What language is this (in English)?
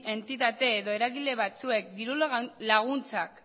Basque